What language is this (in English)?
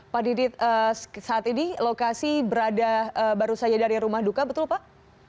Indonesian